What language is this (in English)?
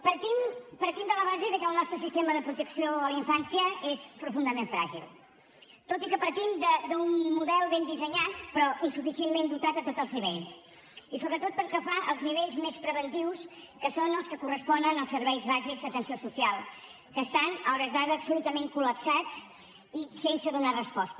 Catalan